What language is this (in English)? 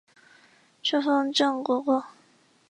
Chinese